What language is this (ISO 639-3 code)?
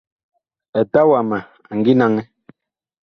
bkh